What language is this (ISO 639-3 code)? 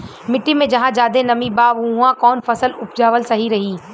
bho